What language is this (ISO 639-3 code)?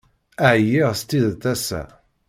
kab